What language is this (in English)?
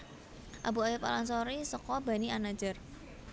Javanese